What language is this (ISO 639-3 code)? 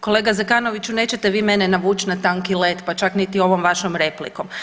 hrv